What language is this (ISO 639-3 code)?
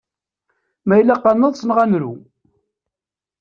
kab